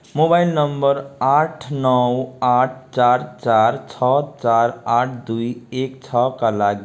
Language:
Nepali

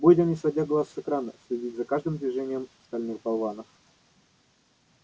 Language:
Russian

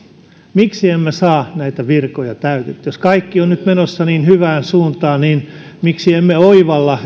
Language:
Finnish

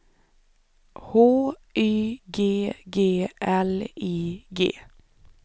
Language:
Swedish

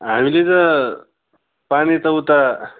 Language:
Nepali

